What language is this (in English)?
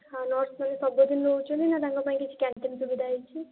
Odia